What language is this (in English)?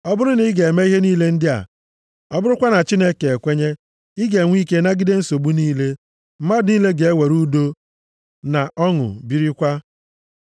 Igbo